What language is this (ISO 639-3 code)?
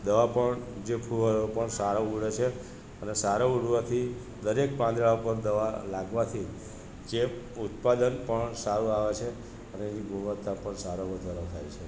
guj